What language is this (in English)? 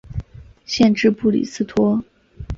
Chinese